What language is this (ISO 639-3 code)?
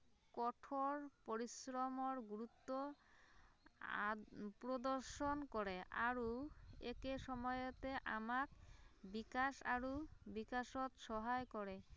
asm